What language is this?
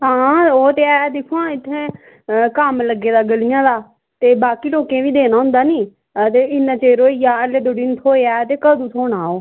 Dogri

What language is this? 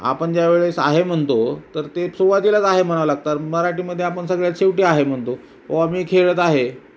Marathi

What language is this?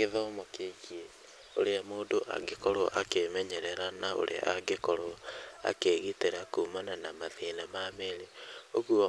Kikuyu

